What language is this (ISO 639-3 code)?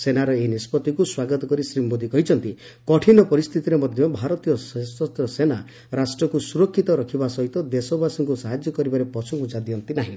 ori